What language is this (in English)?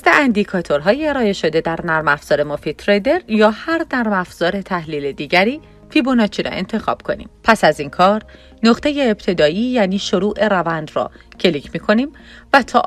Persian